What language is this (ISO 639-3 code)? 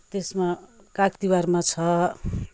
nep